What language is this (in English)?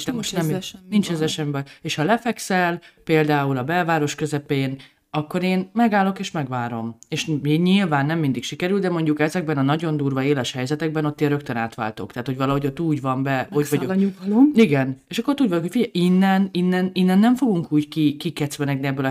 Hungarian